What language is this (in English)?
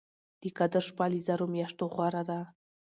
Pashto